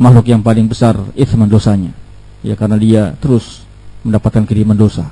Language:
Indonesian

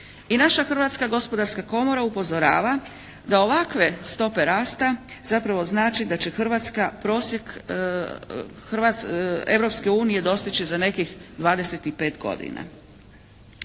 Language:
Croatian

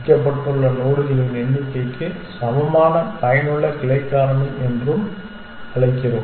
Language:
Tamil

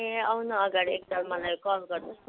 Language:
Nepali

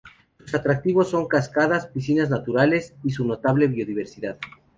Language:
Spanish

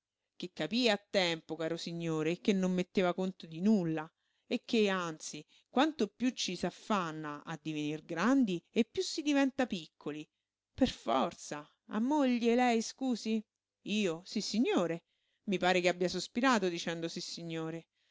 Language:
Italian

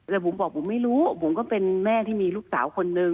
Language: Thai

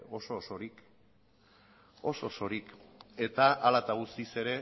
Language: Basque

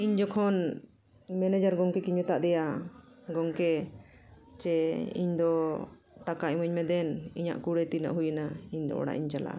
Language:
Santali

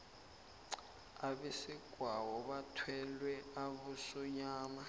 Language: South Ndebele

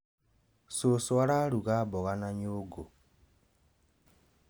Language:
Kikuyu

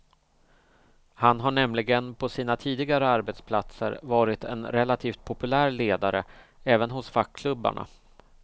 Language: Swedish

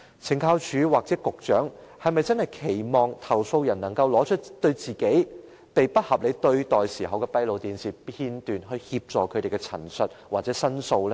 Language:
Cantonese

